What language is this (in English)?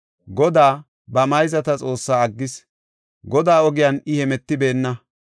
Gofa